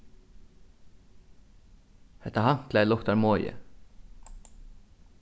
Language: Faroese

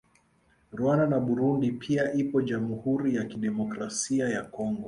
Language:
Swahili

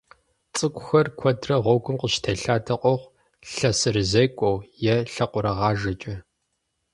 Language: Kabardian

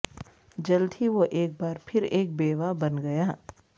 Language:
Urdu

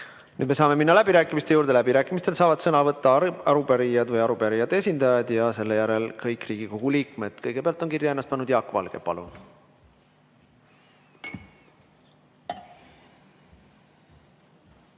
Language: Estonian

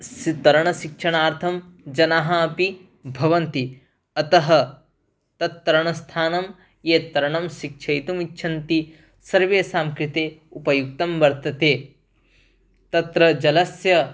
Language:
Sanskrit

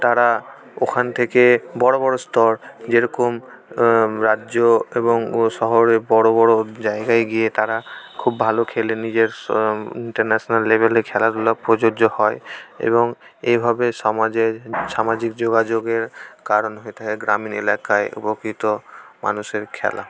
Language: Bangla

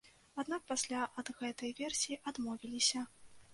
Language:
Belarusian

